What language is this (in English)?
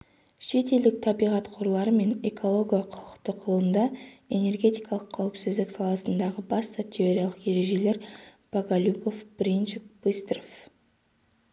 Kazakh